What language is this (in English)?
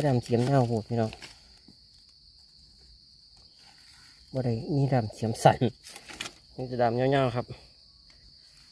Thai